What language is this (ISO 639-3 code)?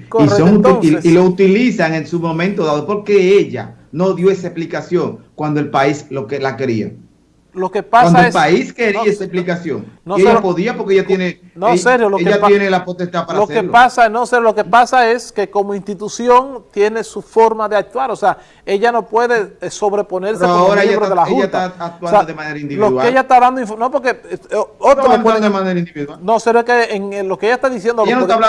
spa